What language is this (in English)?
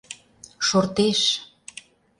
Mari